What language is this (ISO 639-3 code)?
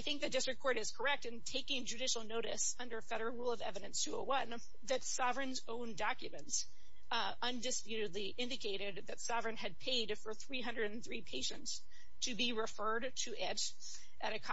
eng